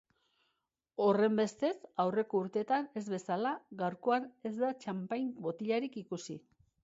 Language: Basque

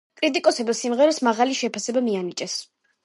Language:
Georgian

